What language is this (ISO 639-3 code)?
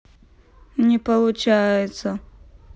rus